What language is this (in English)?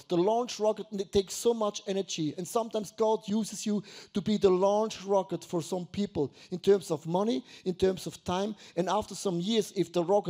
English